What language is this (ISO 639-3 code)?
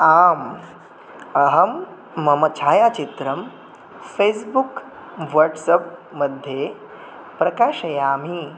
san